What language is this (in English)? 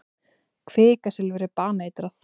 Icelandic